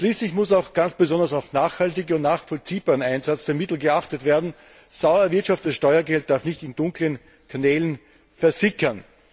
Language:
German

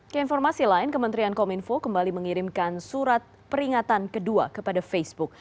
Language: Indonesian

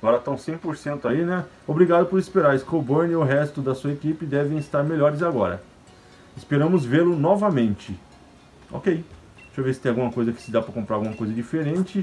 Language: Portuguese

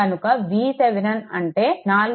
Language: Telugu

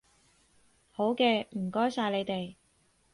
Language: Cantonese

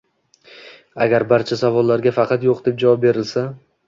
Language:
Uzbek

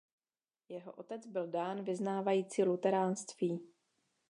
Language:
Czech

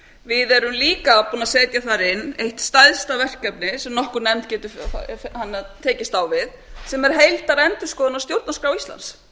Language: Icelandic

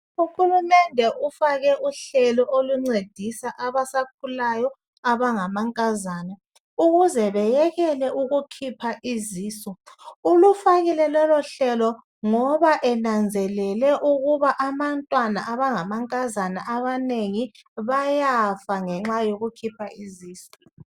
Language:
North Ndebele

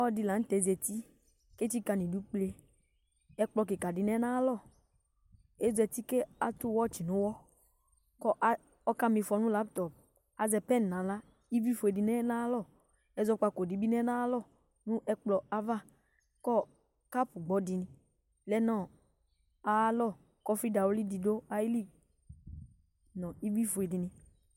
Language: Ikposo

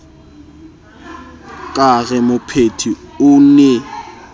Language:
Southern Sotho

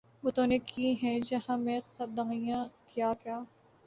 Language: Urdu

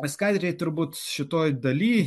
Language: Lithuanian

